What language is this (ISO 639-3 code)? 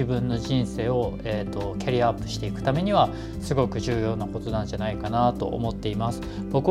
jpn